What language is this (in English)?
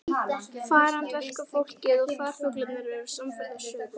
Icelandic